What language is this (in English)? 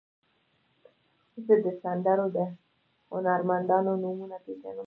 Pashto